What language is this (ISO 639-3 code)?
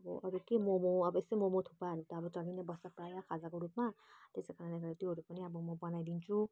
nep